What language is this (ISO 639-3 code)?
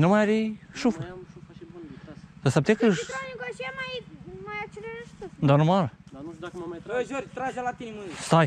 ron